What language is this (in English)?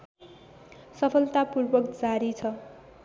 Nepali